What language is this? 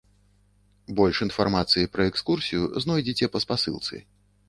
Belarusian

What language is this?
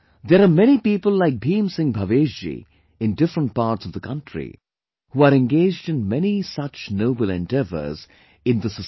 English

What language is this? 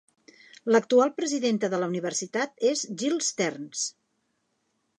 Catalan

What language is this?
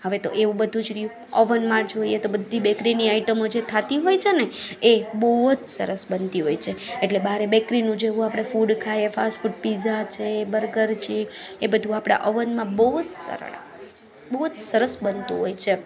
Gujarati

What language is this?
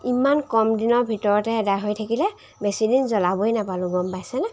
Assamese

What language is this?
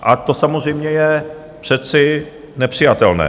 Czech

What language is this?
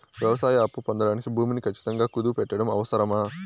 Telugu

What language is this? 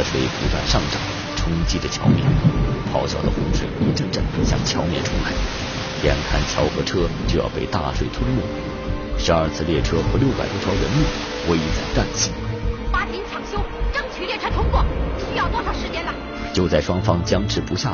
Chinese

